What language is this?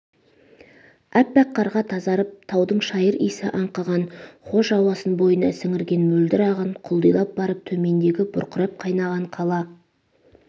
Kazakh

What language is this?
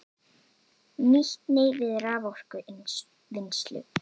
Icelandic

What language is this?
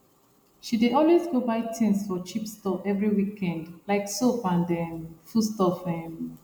Nigerian Pidgin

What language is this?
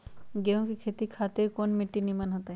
Magahi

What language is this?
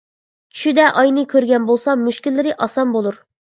Uyghur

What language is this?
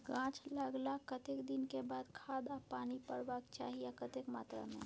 Maithili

